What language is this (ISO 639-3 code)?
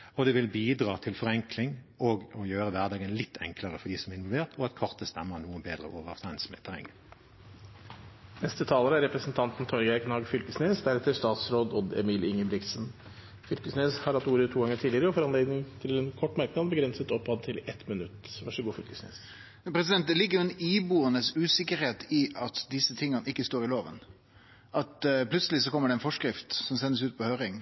nor